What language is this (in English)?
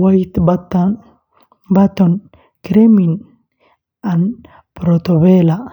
Somali